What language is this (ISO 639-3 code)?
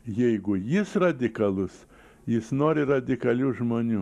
lit